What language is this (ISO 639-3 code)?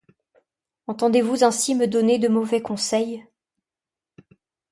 fra